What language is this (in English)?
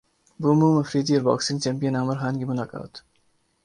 Urdu